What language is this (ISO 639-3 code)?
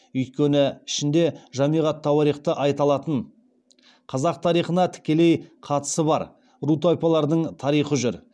kaz